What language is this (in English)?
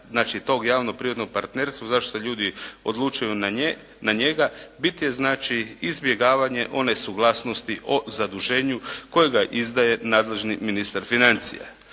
Croatian